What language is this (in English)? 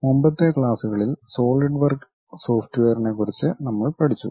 Malayalam